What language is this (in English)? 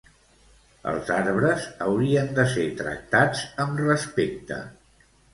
Catalan